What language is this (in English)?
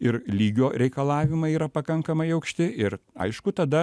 Lithuanian